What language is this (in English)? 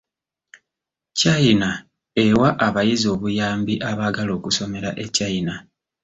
Ganda